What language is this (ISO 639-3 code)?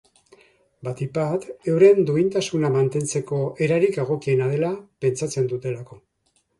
eus